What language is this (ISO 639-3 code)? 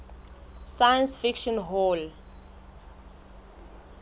sot